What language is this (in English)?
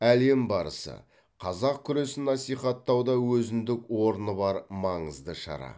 Kazakh